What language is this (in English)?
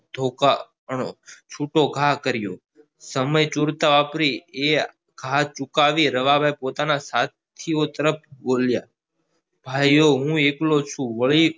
Gujarati